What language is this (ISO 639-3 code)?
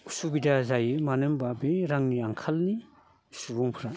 brx